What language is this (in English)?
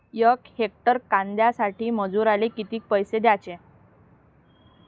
Marathi